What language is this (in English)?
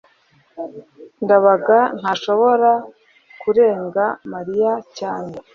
Kinyarwanda